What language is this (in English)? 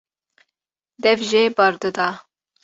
Kurdish